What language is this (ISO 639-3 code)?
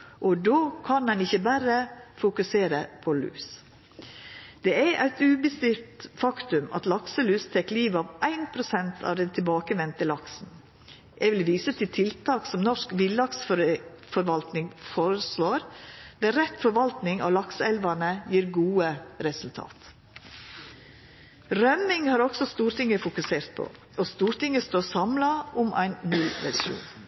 nno